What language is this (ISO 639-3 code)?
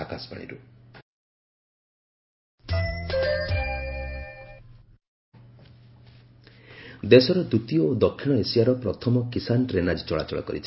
ori